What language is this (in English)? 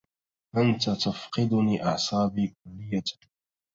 Arabic